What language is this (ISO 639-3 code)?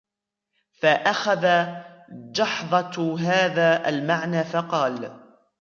ara